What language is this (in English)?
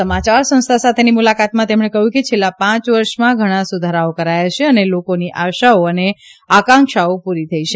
Gujarati